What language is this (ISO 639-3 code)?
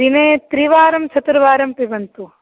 san